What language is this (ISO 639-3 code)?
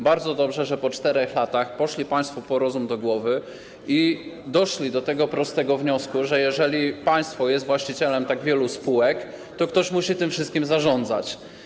pol